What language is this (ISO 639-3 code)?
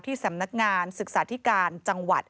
tha